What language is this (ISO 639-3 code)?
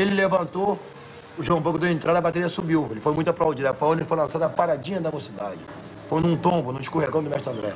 por